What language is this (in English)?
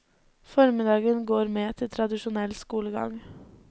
Norwegian